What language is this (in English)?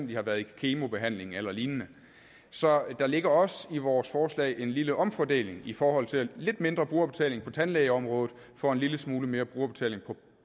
Danish